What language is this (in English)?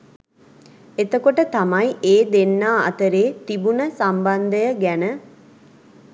Sinhala